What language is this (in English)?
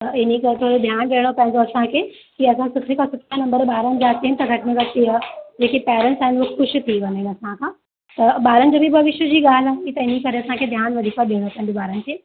Sindhi